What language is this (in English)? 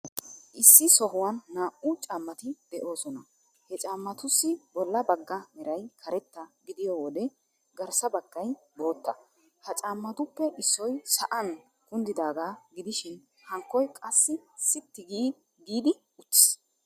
Wolaytta